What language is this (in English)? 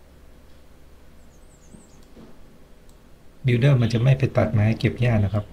Thai